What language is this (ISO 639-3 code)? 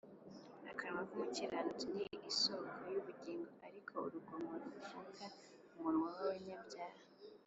kin